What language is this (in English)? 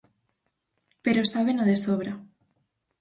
Galician